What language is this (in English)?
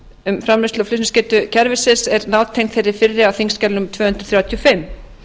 Icelandic